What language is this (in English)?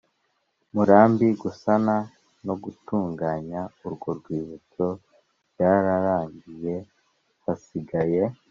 Kinyarwanda